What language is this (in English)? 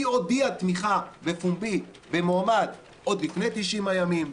Hebrew